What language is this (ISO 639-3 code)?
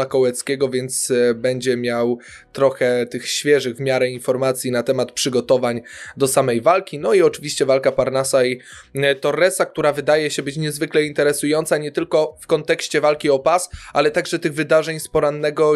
pol